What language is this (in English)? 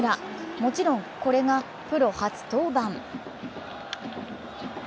Japanese